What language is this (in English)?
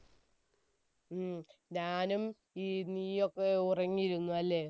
Malayalam